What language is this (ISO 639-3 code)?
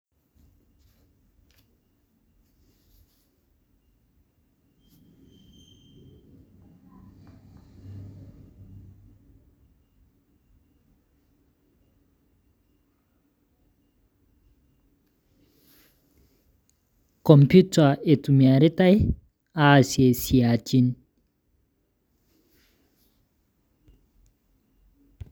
mas